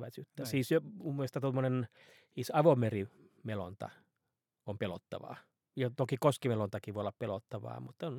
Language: Finnish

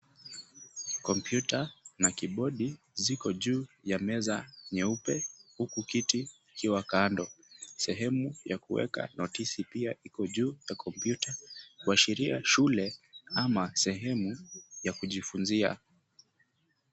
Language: Swahili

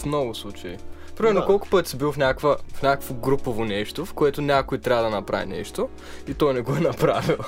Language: Bulgarian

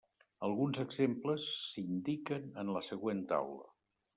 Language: Catalan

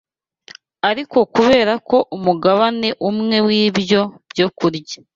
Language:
Kinyarwanda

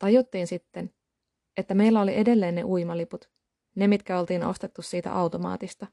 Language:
Finnish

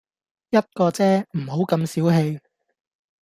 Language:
Cantonese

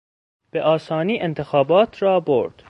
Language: Persian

